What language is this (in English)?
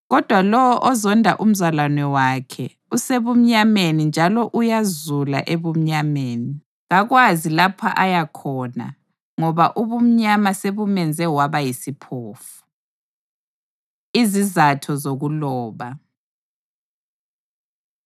North Ndebele